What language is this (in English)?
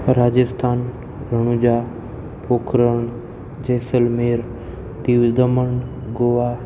Gujarati